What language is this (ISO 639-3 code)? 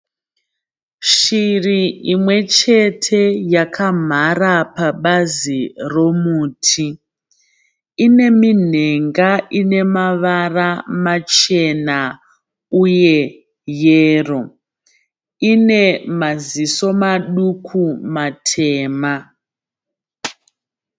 sna